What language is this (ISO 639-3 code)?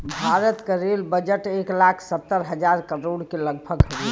bho